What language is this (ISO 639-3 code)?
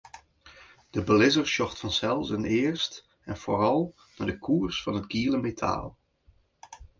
fry